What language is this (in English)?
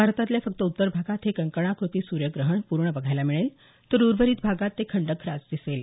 Marathi